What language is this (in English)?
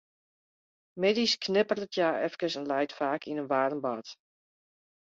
Western Frisian